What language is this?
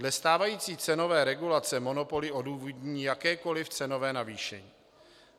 Czech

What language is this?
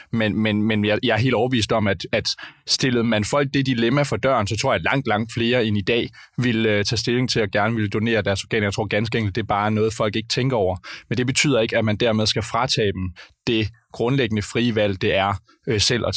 Danish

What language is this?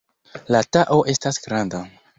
Esperanto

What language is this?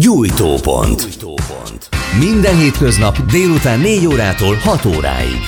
Hungarian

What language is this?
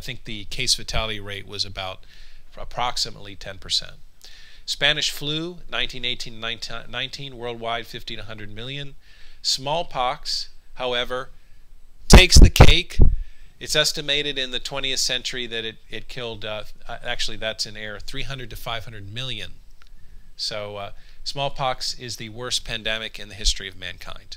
English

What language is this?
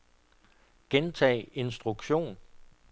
Danish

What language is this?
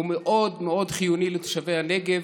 Hebrew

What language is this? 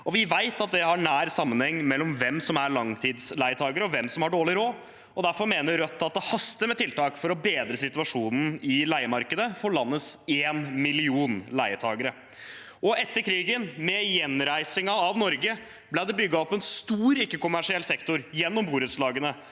Norwegian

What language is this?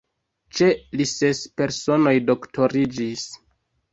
Esperanto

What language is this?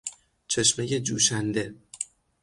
Persian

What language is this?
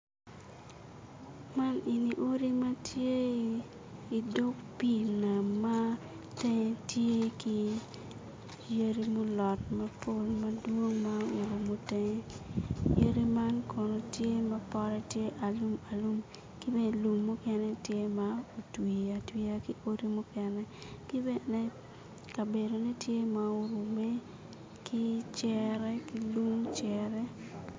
Acoli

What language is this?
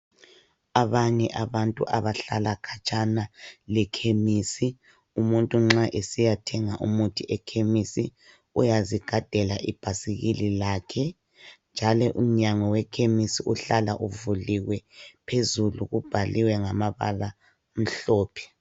North Ndebele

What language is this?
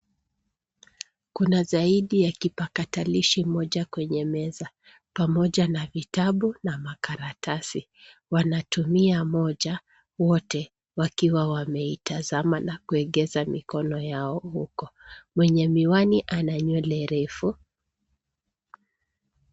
Swahili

